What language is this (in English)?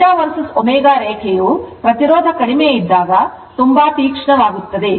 Kannada